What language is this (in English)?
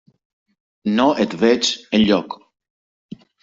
Catalan